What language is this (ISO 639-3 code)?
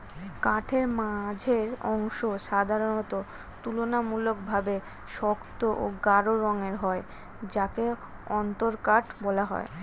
ben